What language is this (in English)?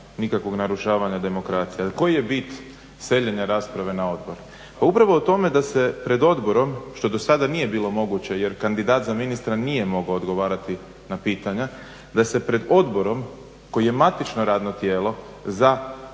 Croatian